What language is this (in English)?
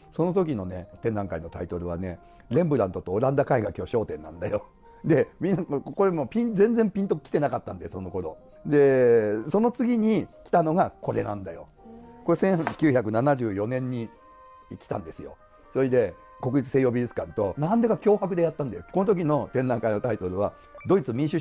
Japanese